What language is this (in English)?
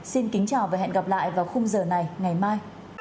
Vietnamese